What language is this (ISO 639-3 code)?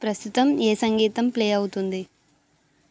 tel